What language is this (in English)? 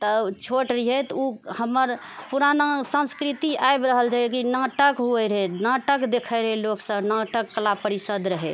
Maithili